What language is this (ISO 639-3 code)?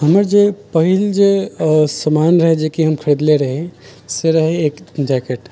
mai